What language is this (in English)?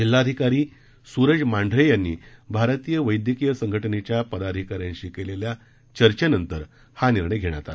Marathi